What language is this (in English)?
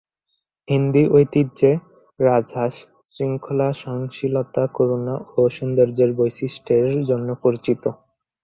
Bangla